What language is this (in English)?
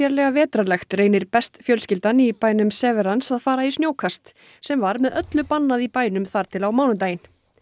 Icelandic